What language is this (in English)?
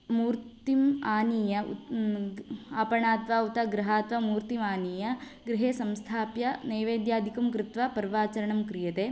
Sanskrit